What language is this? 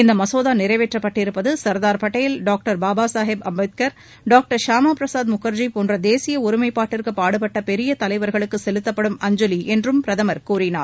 Tamil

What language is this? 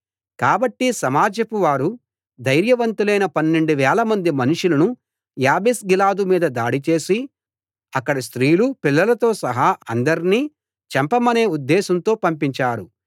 Telugu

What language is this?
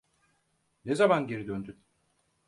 Turkish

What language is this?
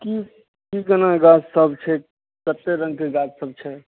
Maithili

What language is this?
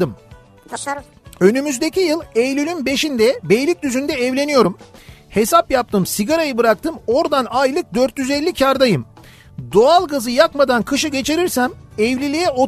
Turkish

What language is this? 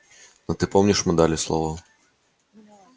Russian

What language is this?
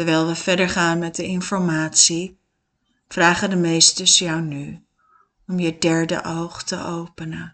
Dutch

